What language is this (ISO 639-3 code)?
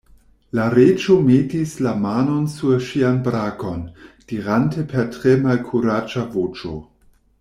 epo